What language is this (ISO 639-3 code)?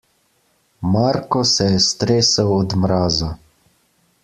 slv